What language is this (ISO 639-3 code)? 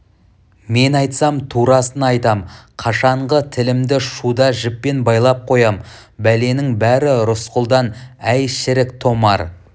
kaz